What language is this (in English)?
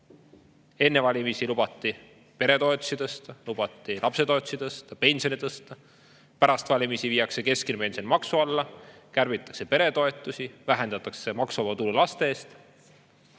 Estonian